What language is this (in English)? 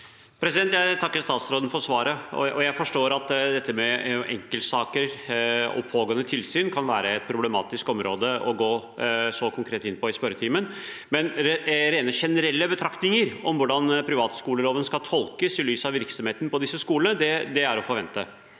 Norwegian